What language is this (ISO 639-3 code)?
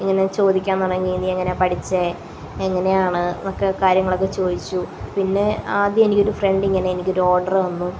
mal